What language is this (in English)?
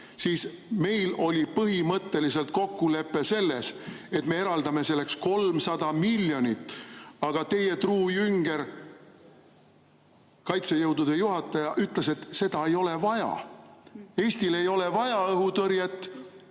Estonian